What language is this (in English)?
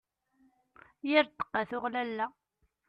Kabyle